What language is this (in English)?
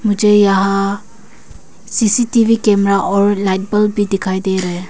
Hindi